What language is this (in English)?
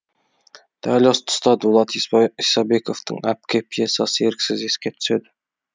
Kazakh